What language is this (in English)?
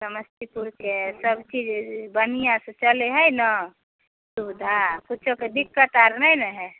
Maithili